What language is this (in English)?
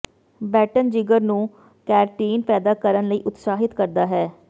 Punjabi